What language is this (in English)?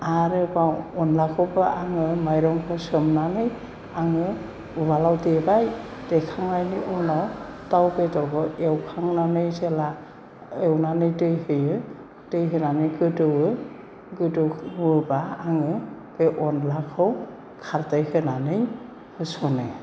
Bodo